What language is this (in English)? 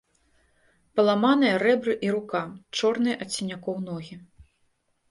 Belarusian